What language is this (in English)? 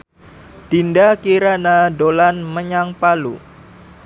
Javanese